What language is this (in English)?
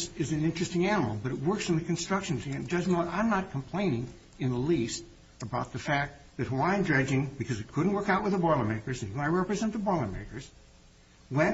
English